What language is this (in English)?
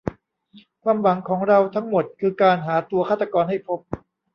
Thai